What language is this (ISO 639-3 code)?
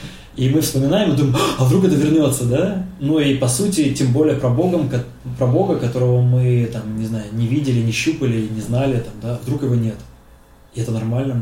rus